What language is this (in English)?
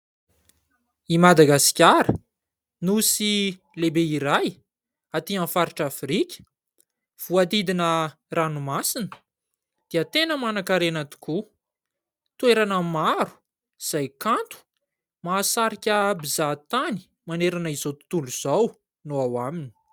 Malagasy